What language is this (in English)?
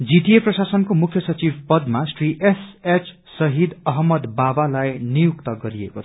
Nepali